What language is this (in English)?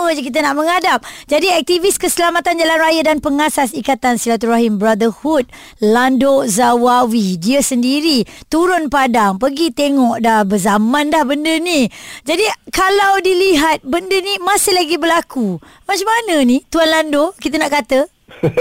Malay